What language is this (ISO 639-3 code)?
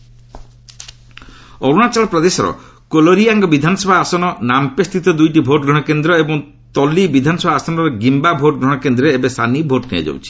ori